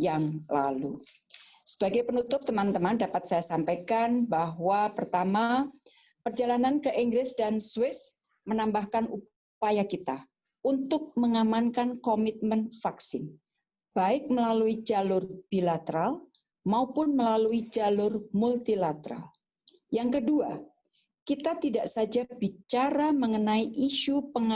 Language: Indonesian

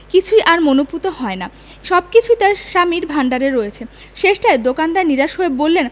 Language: Bangla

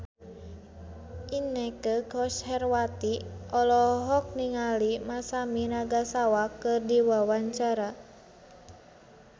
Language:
Sundanese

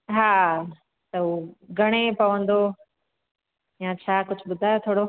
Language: Sindhi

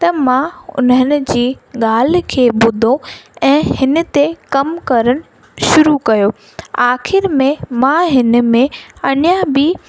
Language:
Sindhi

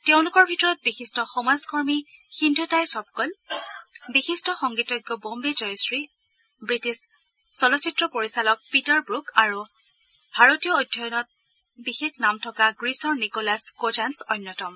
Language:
Assamese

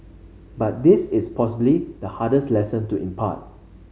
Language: English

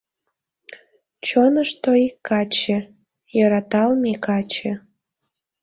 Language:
Mari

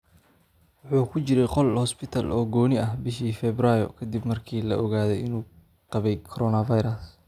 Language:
Somali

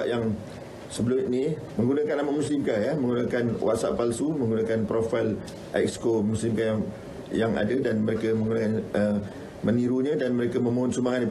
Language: Malay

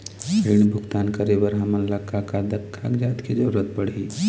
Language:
Chhattisgarhi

